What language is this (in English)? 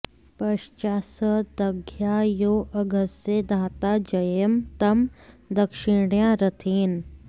Sanskrit